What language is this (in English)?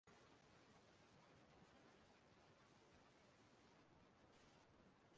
Igbo